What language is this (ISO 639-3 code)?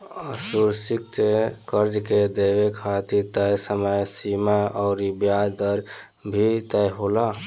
bho